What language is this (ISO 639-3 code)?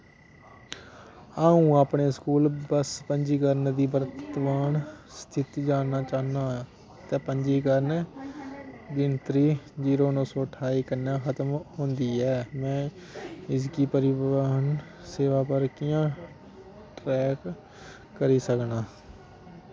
doi